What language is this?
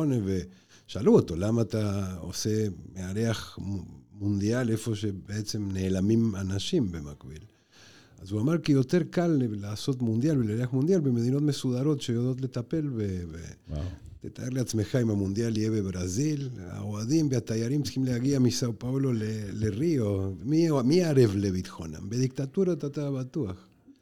Hebrew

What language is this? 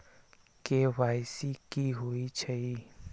Magahi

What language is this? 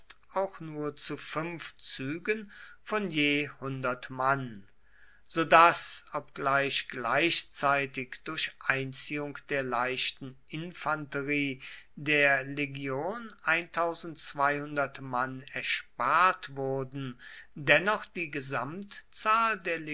German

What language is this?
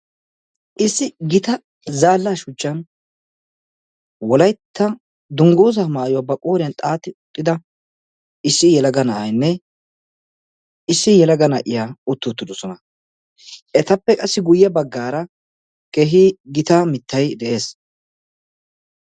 Wolaytta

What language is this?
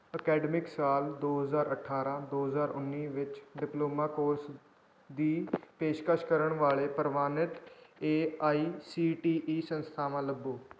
Punjabi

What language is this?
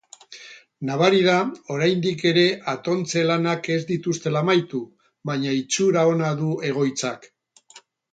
Basque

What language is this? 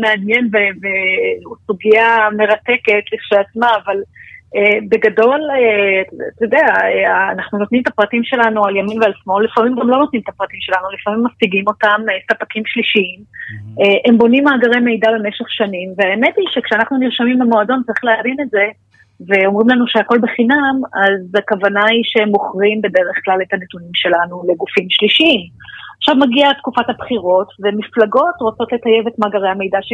Hebrew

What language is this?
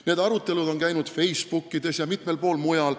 Estonian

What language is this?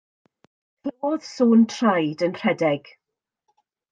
Welsh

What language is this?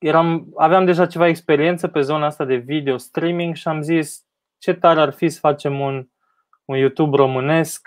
Romanian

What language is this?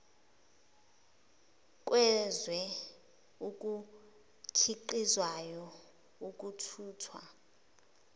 Zulu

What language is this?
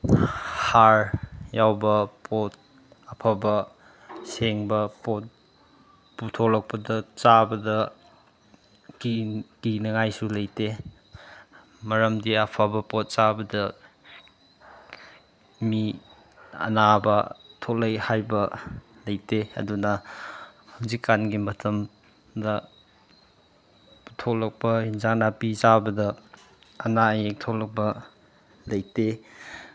Manipuri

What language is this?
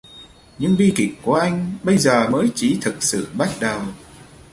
Vietnamese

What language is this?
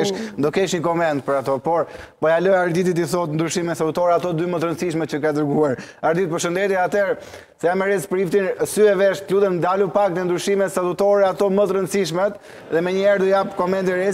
Romanian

